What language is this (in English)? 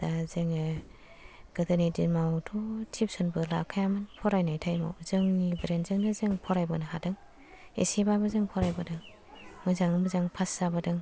Bodo